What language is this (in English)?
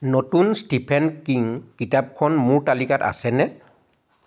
Assamese